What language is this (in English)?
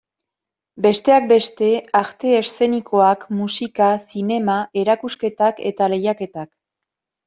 Basque